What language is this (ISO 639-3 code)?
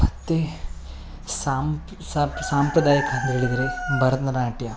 kan